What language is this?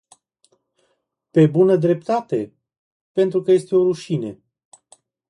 Romanian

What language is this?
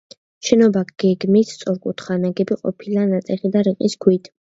Georgian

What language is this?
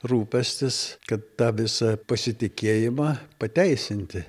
Lithuanian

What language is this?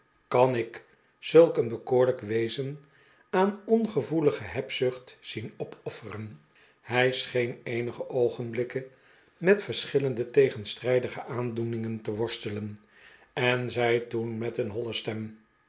Dutch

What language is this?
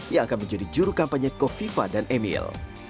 Indonesian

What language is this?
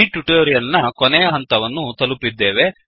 Kannada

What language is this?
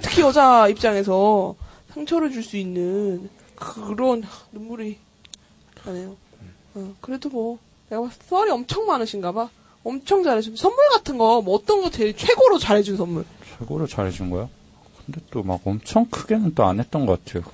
Korean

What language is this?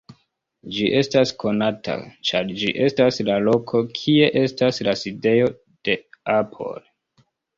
Esperanto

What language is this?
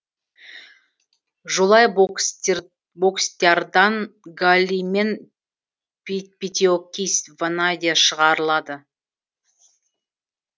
Kazakh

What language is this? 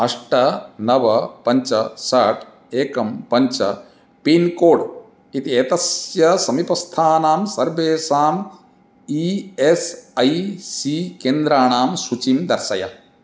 Sanskrit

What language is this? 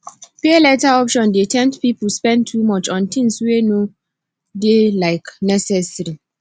Nigerian Pidgin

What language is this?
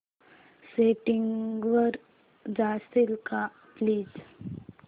Marathi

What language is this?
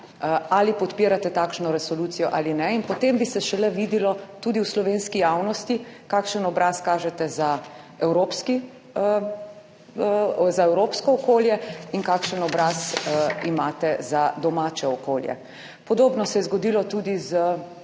Slovenian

